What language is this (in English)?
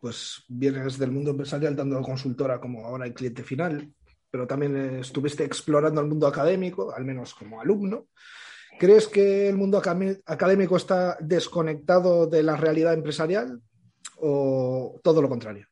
Spanish